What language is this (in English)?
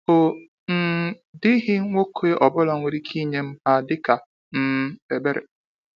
Igbo